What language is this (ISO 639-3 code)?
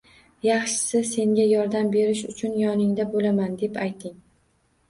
uzb